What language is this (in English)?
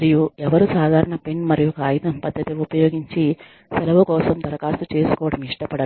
Telugu